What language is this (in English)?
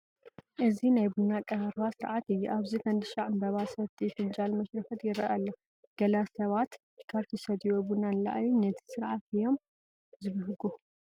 Tigrinya